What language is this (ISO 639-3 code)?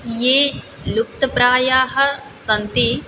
san